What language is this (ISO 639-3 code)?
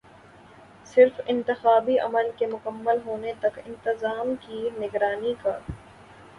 urd